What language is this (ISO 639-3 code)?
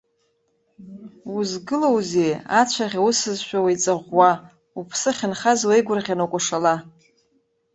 abk